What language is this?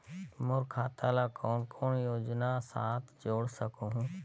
Chhattisgarhi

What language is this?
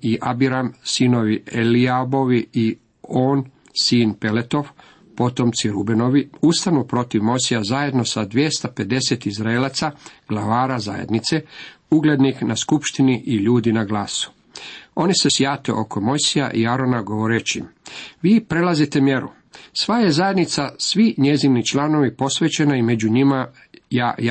Croatian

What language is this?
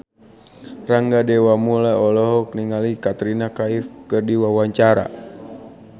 Sundanese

